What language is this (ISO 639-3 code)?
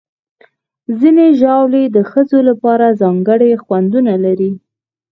pus